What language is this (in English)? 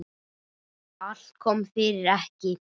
Icelandic